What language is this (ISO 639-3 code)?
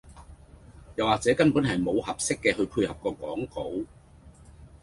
yue